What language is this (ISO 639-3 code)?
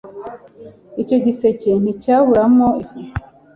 kin